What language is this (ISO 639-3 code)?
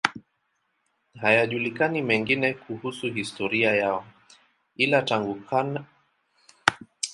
swa